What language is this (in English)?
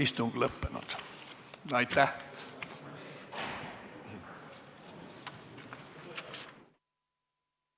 Estonian